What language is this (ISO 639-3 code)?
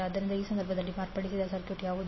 kan